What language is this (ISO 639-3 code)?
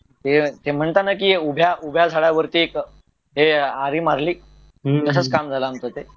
mar